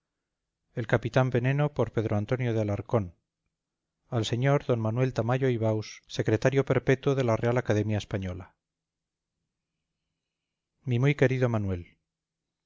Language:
Spanish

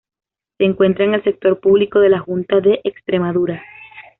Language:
Spanish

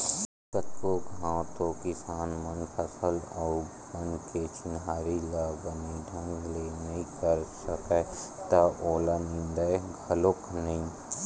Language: Chhattisgarhi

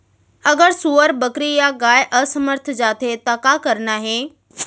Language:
Chhattisgarhi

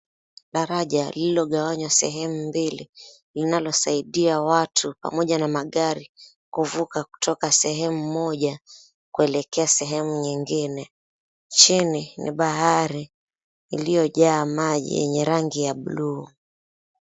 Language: Swahili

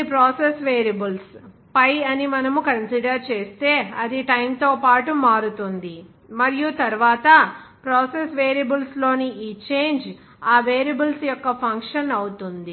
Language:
Telugu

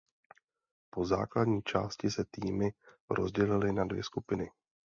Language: Czech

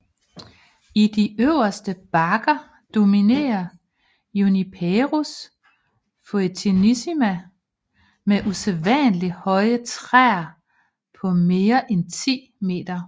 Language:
Danish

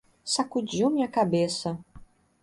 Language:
Portuguese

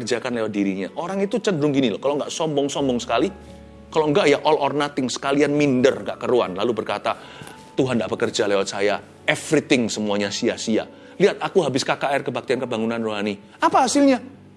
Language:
Indonesian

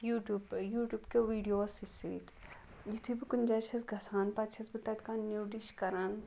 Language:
Kashmiri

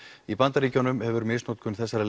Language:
Icelandic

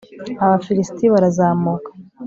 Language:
Kinyarwanda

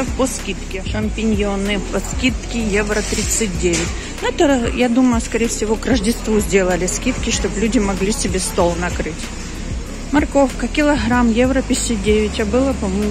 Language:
Russian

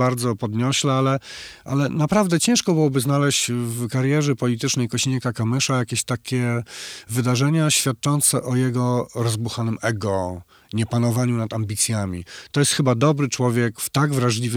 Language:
Polish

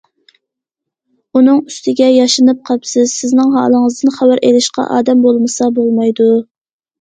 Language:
Uyghur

